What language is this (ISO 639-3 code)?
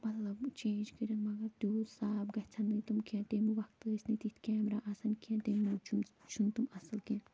kas